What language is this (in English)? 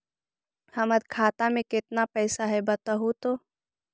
Magahi